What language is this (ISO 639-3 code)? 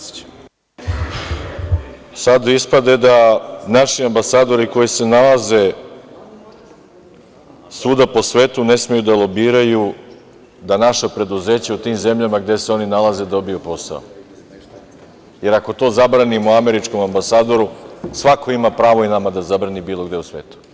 srp